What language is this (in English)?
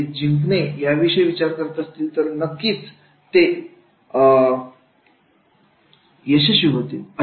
Marathi